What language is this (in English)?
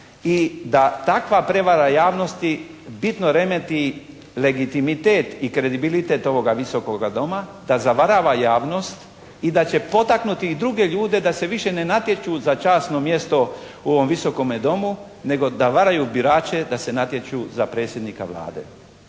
Croatian